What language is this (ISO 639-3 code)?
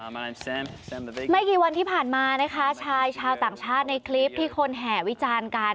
tha